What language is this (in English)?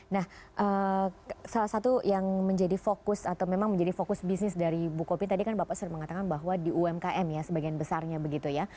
Indonesian